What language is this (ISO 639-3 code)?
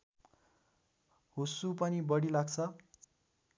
nep